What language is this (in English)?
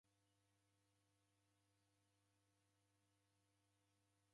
Taita